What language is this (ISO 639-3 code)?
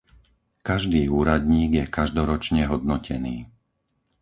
slk